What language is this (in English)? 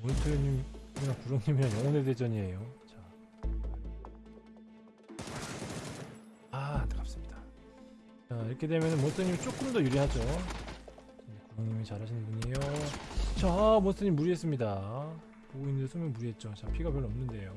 Korean